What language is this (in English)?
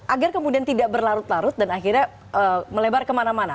Indonesian